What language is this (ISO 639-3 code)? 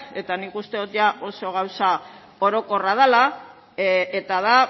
eus